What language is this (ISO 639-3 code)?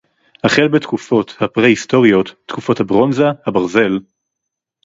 heb